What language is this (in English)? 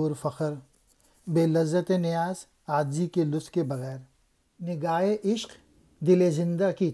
Hindi